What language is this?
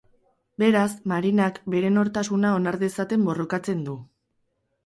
Basque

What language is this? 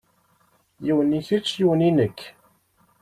Kabyle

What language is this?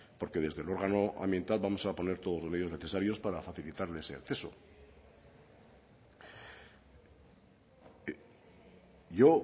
Spanish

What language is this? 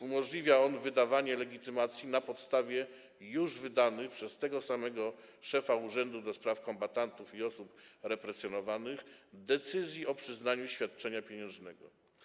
Polish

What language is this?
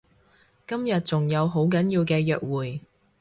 Cantonese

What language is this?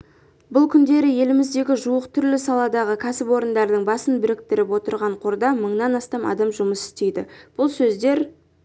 Kazakh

